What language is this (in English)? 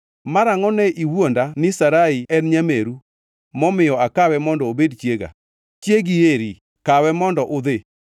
Luo (Kenya and Tanzania)